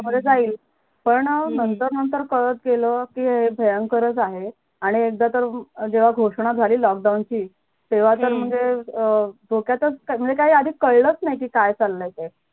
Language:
Marathi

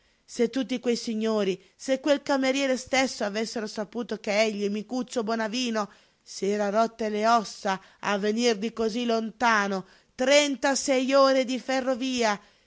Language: Italian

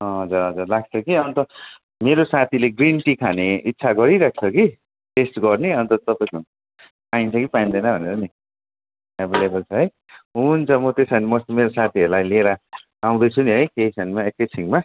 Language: Nepali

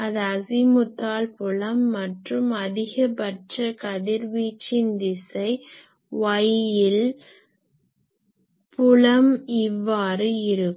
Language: Tamil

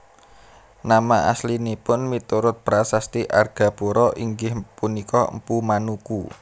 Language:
Javanese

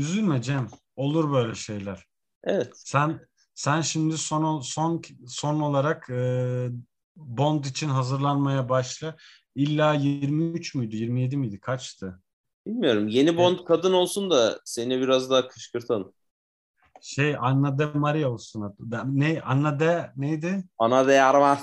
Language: Turkish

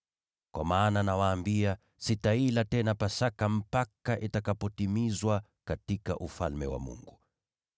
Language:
Swahili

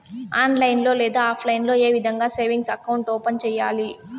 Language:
Telugu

